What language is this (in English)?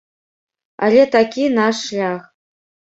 Belarusian